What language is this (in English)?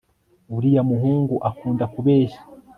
Kinyarwanda